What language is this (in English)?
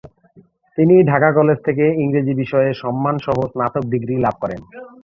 Bangla